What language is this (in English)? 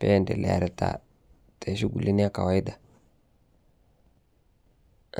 Masai